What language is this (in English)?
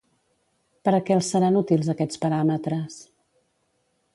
Catalan